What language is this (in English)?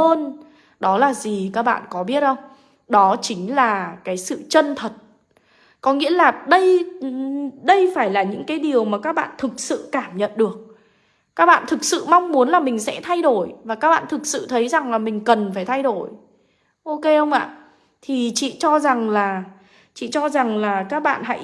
Vietnamese